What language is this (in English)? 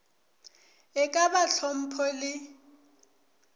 Northern Sotho